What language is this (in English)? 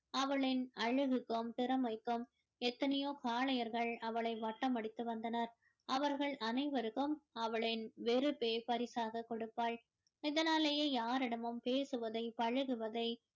Tamil